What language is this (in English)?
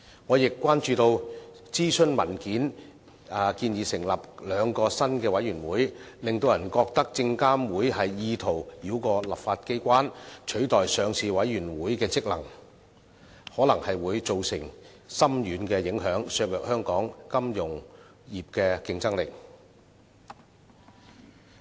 Cantonese